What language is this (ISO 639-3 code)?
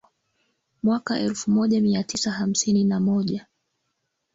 swa